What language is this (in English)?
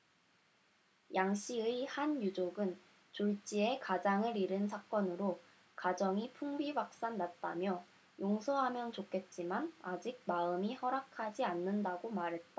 Korean